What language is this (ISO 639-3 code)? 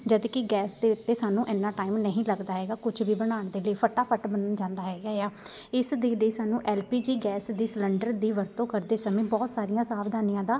pan